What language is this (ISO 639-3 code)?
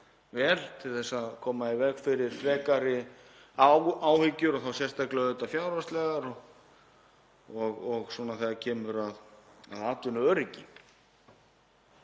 isl